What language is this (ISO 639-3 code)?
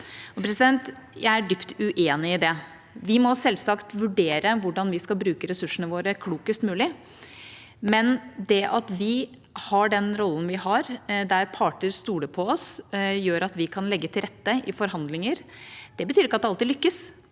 nor